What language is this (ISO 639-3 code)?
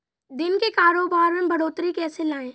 hin